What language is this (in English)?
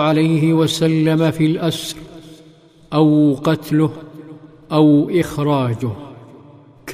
Arabic